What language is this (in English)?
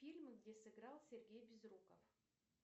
Russian